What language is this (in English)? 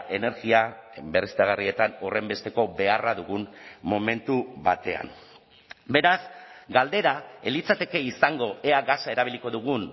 Basque